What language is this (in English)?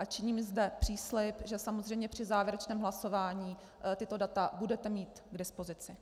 Czech